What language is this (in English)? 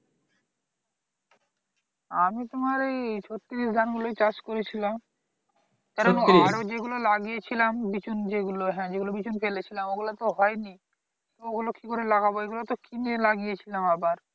Bangla